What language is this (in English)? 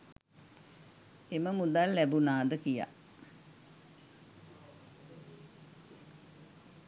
Sinhala